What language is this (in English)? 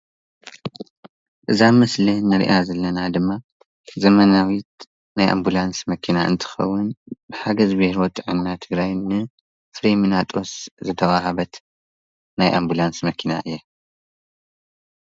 Tigrinya